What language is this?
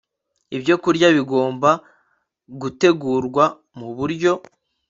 Kinyarwanda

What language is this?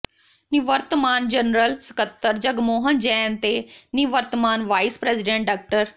Punjabi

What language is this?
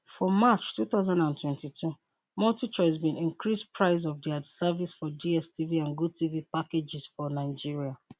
Nigerian Pidgin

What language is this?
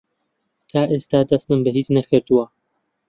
Central Kurdish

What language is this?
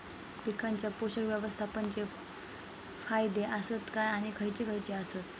Marathi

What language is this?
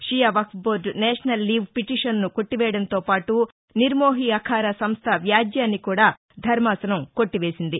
Telugu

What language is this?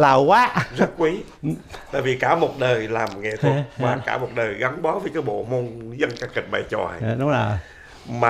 Vietnamese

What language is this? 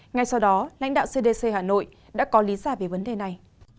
Vietnamese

